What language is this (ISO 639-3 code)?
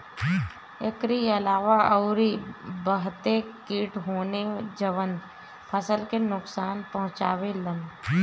bho